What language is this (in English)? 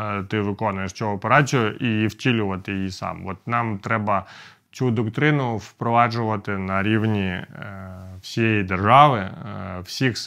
Ukrainian